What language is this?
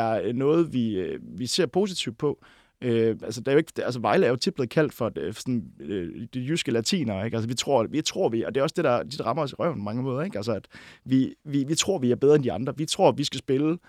Danish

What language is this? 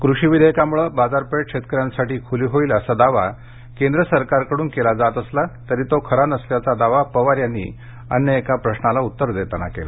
Marathi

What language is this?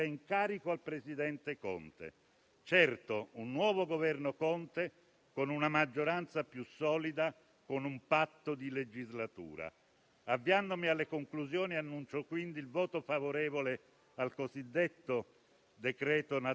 Italian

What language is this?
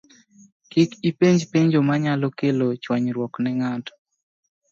Luo (Kenya and Tanzania)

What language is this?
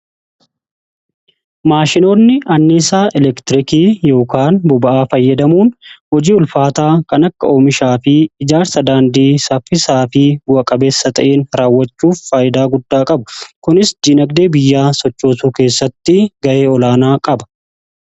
Oromo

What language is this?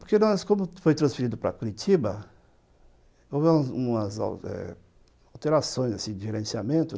Portuguese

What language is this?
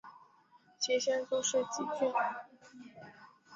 Chinese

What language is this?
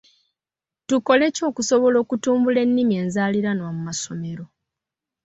Ganda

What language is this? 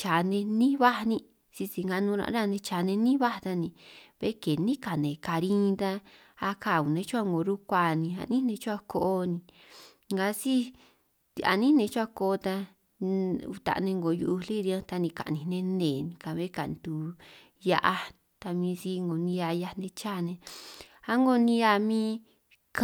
San Martín Itunyoso Triqui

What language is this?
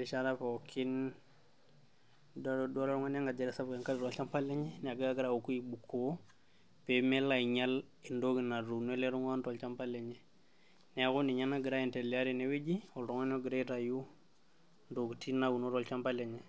Masai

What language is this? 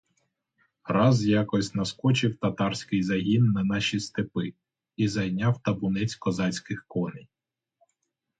Ukrainian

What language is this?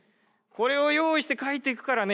Japanese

